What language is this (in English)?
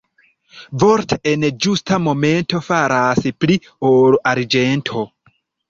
Esperanto